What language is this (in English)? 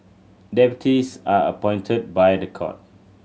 English